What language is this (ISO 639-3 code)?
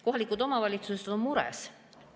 est